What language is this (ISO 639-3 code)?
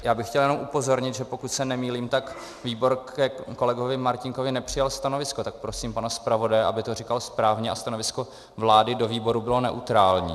ces